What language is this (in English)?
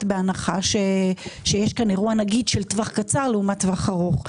Hebrew